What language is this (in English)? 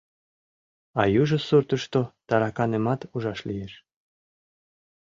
Mari